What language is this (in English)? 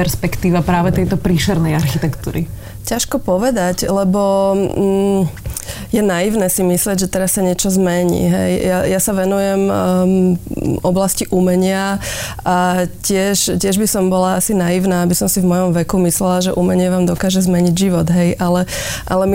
Slovak